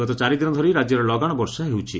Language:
Odia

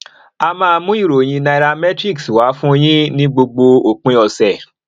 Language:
Yoruba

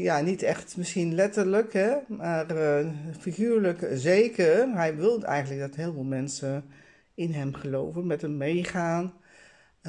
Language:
Dutch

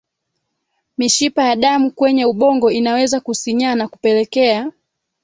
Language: Swahili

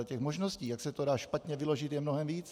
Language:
Czech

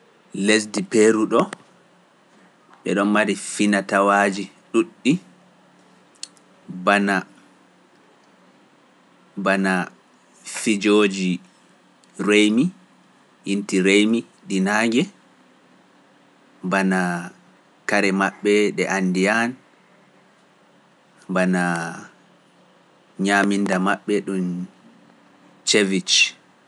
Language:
Pular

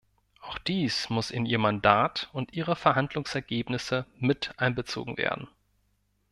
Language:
German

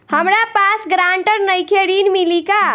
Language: Bhojpuri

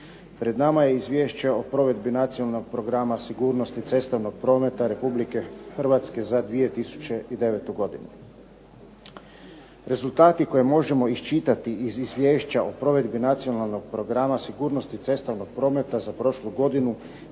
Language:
Croatian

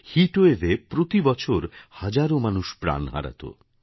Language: Bangla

